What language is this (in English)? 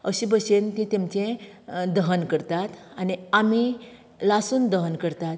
Konkani